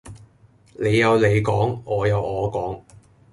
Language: Cantonese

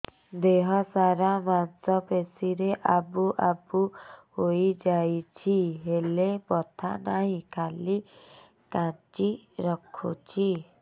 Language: Odia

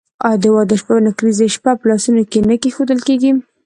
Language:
Pashto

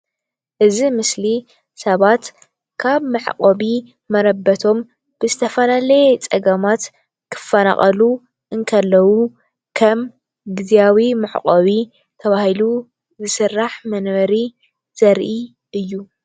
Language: Tigrinya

